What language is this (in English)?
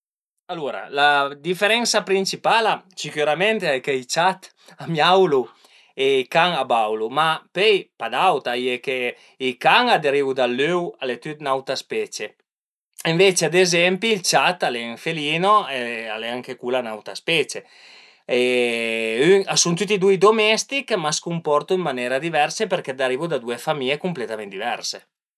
Piedmontese